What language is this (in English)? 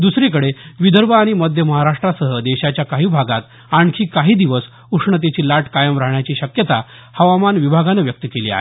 Marathi